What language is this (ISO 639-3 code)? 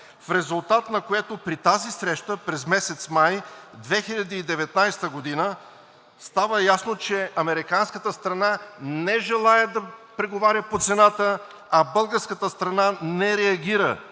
bul